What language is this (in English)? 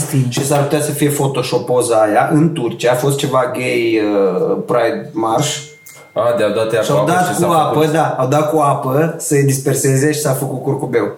Romanian